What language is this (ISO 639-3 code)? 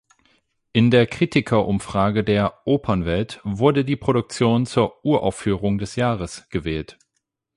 deu